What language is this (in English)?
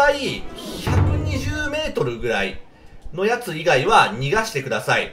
Japanese